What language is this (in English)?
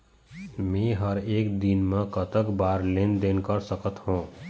Chhattisgarhi